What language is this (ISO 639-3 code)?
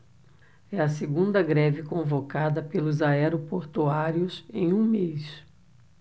por